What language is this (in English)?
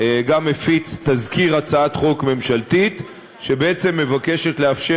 Hebrew